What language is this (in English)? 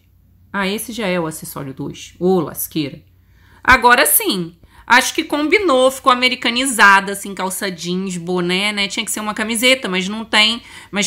Portuguese